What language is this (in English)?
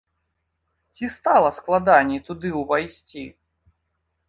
Belarusian